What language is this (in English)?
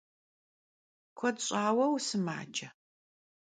Kabardian